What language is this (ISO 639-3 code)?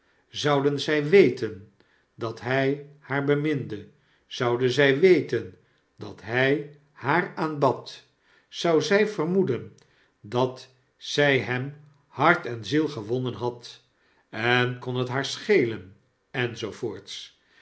nld